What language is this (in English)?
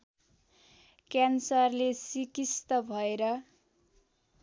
Nepali